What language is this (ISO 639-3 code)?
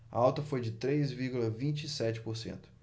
por